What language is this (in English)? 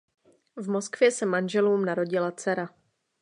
Czech